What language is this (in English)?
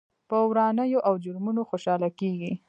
Pashto